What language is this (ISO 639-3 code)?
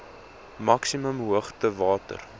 afr